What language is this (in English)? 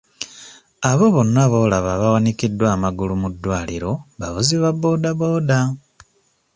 Ganda